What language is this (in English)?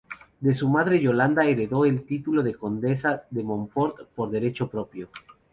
Spanish